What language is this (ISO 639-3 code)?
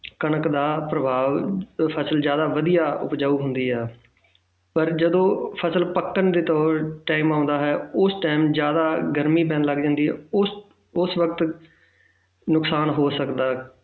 pan